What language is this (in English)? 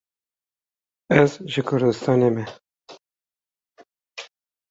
Kurdish